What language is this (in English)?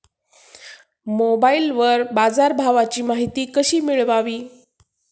Marathi